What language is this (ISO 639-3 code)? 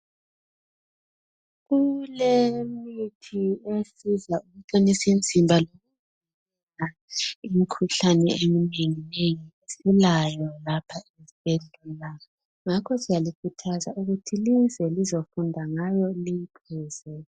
nde